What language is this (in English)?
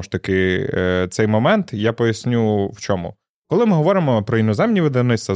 Ukrainian